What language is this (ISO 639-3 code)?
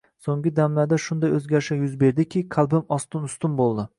uzb